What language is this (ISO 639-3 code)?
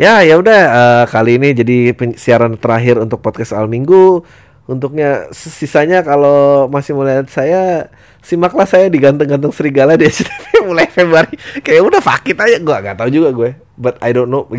ind